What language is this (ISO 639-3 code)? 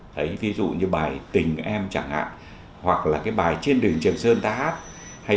vie